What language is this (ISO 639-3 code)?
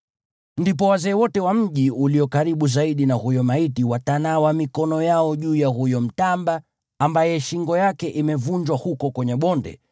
swa